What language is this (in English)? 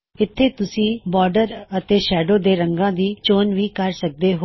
Punjabi